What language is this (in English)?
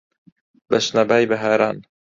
Central Kurdish